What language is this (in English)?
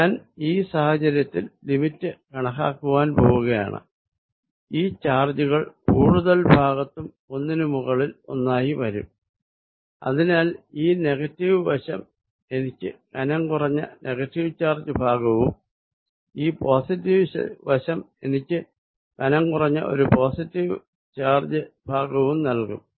Malayalam